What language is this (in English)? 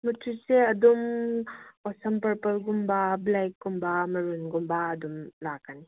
Manipuri